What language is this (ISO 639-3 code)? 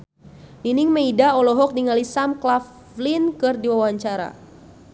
sun